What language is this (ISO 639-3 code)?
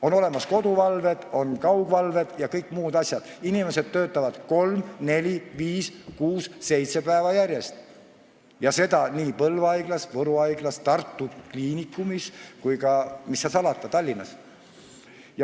est